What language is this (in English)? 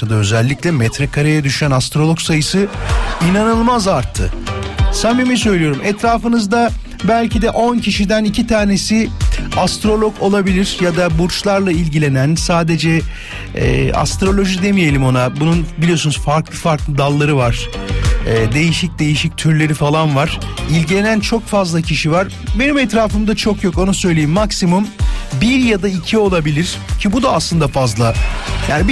Turkish